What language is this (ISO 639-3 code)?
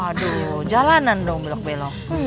ind